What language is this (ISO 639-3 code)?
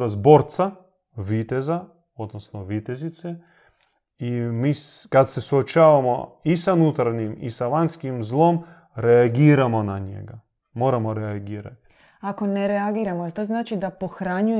hrv